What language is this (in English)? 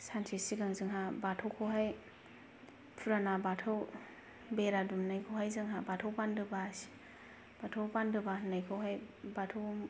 Bodo